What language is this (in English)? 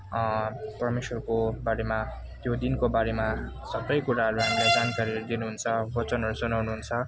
Nepali